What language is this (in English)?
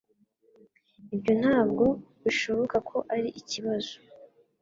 Kinyarwanda